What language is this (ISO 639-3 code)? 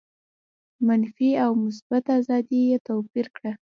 pus